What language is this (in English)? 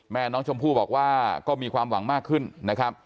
Thai